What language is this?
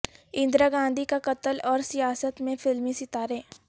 Urdu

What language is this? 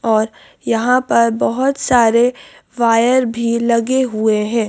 Hindi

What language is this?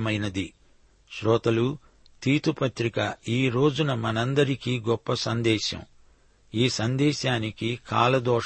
Telugu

